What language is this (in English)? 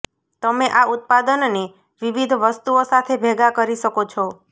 Gujarati